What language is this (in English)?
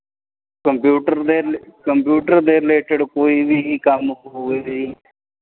Punjabi